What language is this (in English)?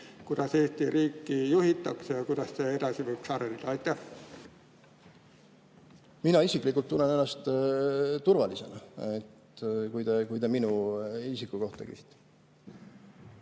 Estonian